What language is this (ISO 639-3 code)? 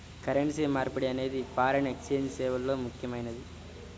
tel